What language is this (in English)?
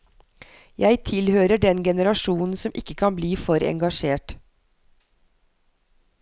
Norwegian